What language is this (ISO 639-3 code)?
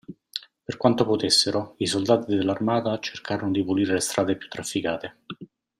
ita